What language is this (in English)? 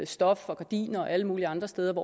Danish